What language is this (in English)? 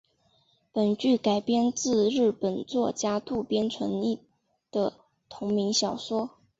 Chinese